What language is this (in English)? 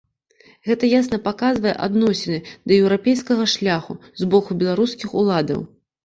Belarusian